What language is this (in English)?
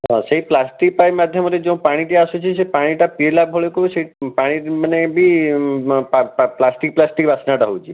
Odia